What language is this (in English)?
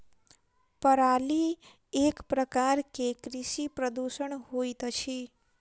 Maithili